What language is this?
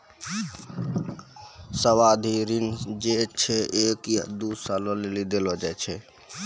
Maithili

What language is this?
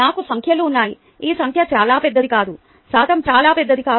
Telugu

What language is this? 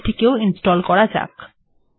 Bangla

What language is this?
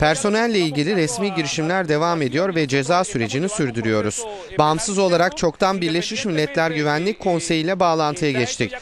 Turkish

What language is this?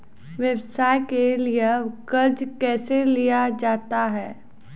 Maithili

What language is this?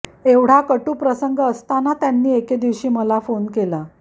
Marathi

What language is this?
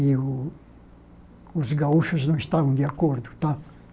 Portuguese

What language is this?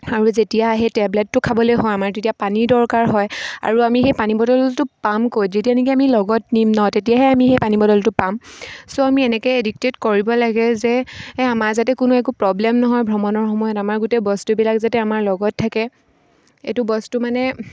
Assamese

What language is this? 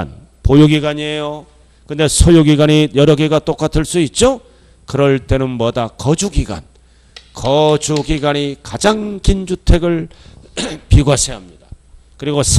Korean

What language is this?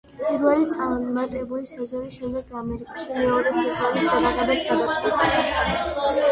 Georgian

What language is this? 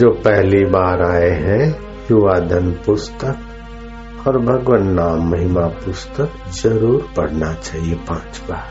Hindi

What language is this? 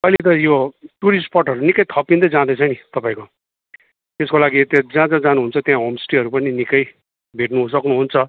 Nepali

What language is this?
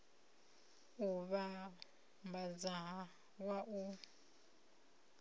Venda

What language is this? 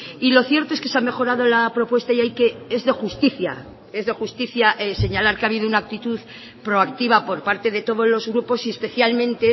Spanish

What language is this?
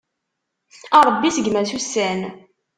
Kabyle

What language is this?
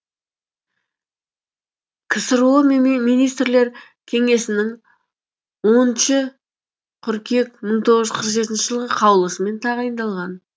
Kazakh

